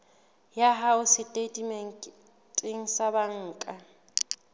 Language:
Southern Sotho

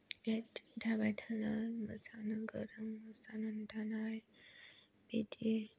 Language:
Bodo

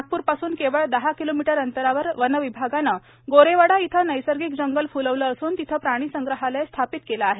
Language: Marathi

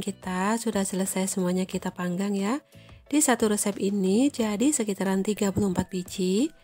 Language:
Indonesian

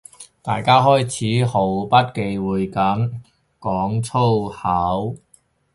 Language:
Cantonese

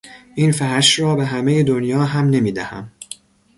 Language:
Persian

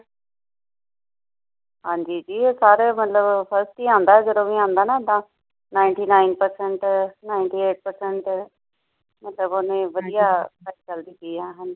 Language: Punjabi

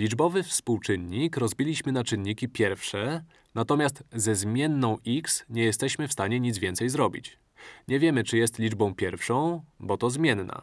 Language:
Polish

